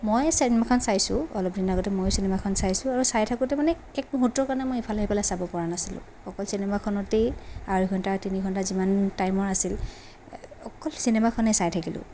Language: Assamese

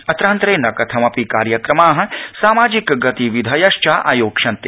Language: Sanskrit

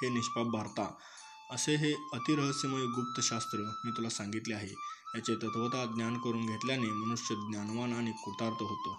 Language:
Marathi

